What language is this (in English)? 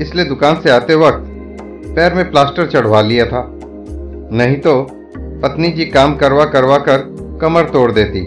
Hindi